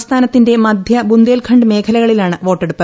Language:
Malayalam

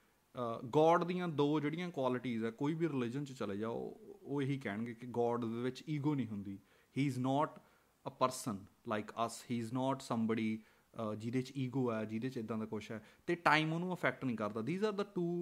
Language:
Punjabi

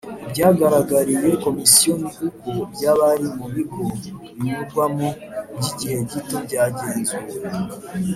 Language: Kinyarwanda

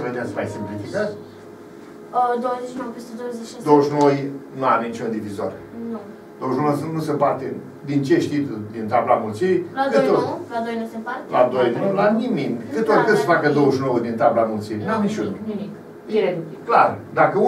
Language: Romanian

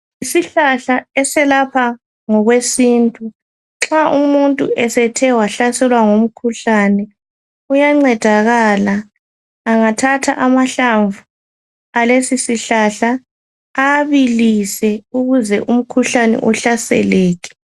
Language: North Ndebele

